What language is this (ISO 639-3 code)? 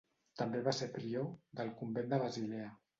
cat